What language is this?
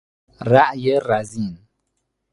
Persian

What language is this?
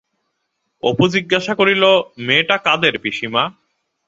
Bangla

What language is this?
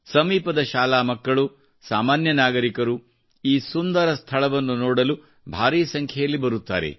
Kannada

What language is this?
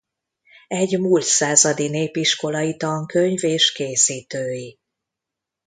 Hungarian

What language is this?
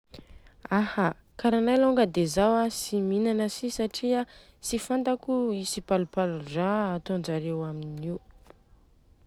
Southern Betsimisaraka Malagasy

